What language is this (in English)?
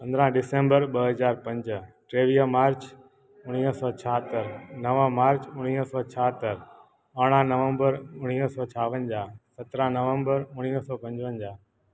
Sindhi